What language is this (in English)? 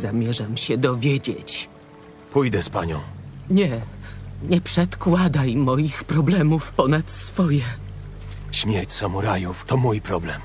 Polish